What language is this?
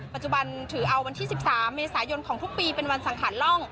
Thai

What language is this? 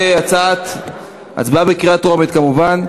Hebrew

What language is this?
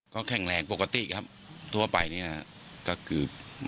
Thai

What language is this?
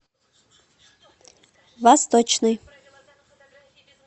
Russian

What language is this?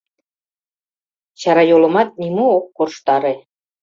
Mari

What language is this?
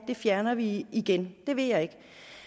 Danish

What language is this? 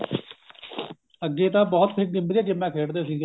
Punjabi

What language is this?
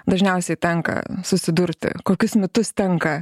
Lithuanian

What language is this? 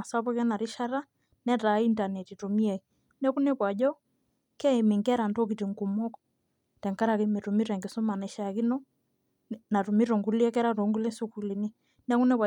Masai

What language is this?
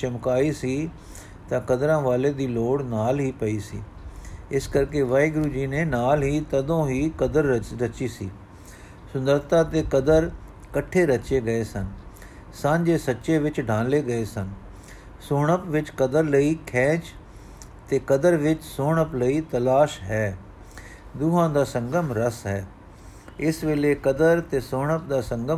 Punjabi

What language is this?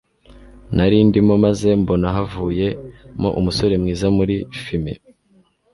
Kinyarwanda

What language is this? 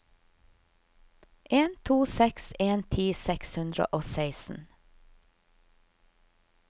Norwegian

